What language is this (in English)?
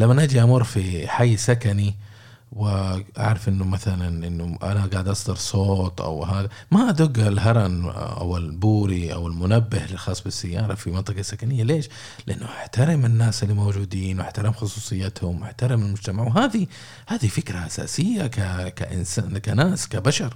Arabic